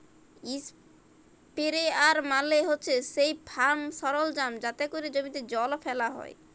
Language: Bangla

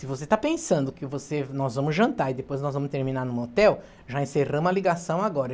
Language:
Portuguese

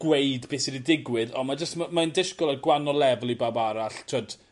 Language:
Welsh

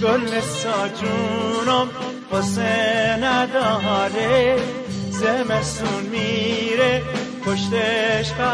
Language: Persian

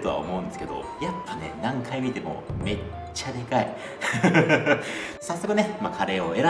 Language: Japanese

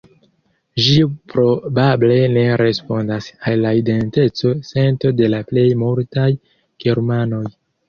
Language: Esperanto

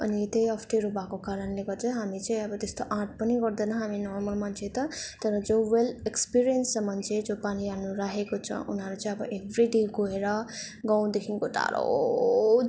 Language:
Nepali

